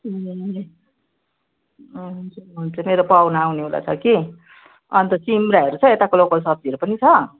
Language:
Nepali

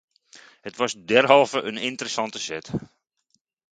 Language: Dutch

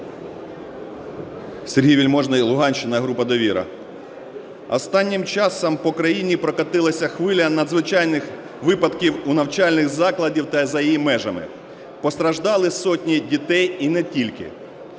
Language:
Ukrainian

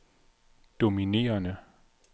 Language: Danish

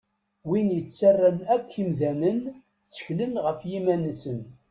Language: Kabyle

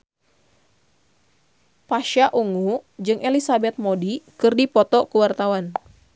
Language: Sundanese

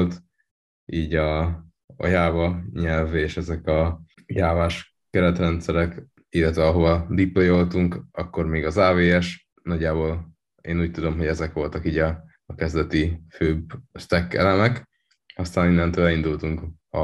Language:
Hungarian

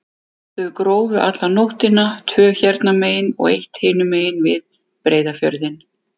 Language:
Icelandic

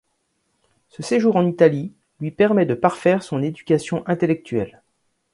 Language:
French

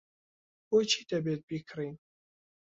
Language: Central Kurdish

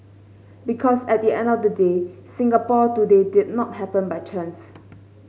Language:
English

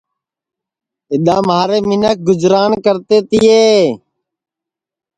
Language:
Sansi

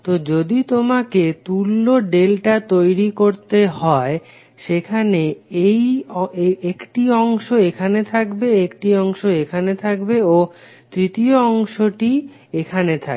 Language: Bangla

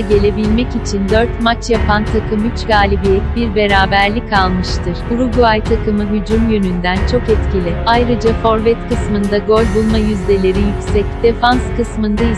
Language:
Turkish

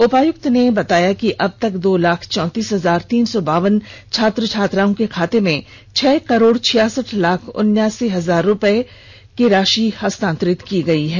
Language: Hindi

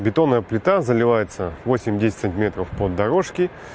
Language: Russian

